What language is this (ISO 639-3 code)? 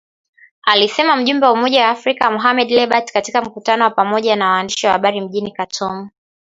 swa